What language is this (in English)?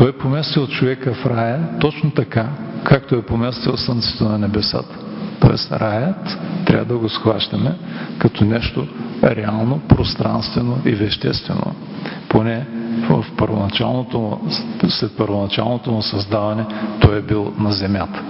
Bulgarian